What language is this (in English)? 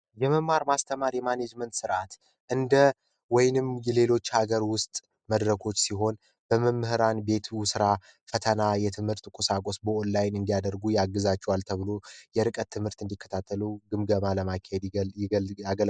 Amharic